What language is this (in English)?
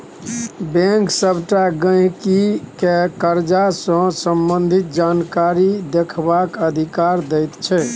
Maithili